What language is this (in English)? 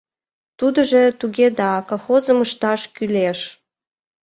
Mari